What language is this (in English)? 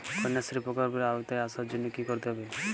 Bangla